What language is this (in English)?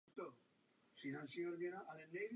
Czech